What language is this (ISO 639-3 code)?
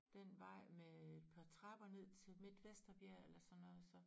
dan